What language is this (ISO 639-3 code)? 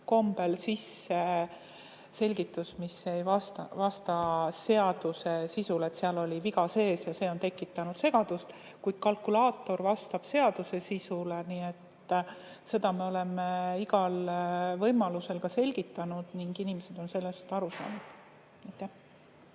est